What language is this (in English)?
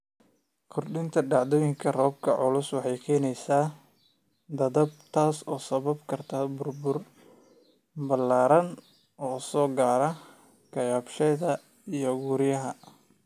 Somali